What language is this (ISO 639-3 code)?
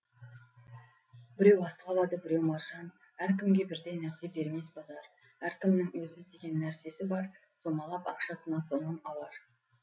kaz